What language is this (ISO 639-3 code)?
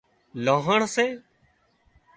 kxp